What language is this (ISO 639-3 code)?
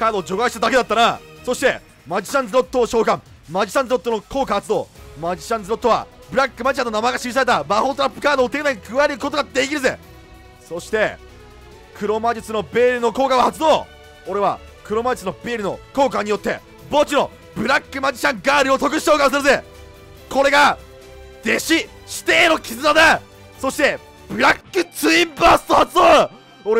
jpn